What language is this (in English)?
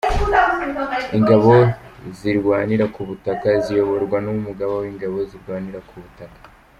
Kinyarwanda